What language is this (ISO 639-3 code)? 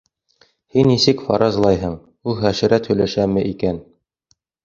bak